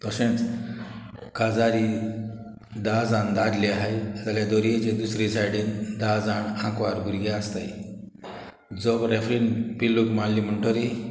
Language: Konkani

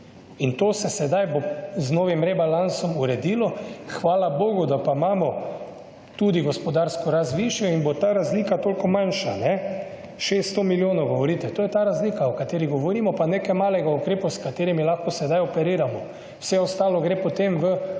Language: Slovenian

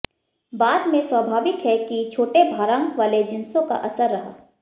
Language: Hindi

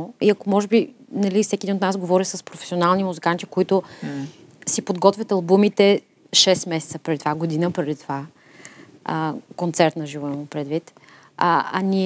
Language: Bulgarian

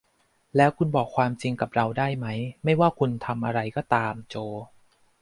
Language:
Thai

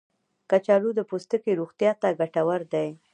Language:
Pashto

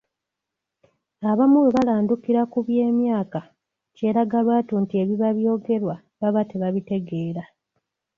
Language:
Ganda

